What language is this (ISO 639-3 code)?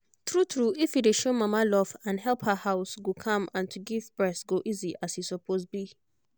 pcm